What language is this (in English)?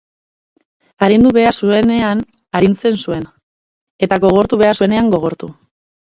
Basque